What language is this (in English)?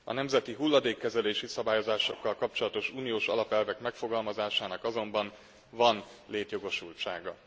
Hungarian